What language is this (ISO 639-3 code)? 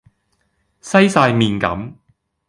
yue